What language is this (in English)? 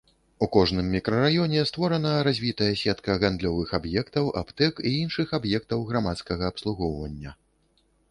Belarusian